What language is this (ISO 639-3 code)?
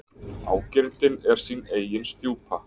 isl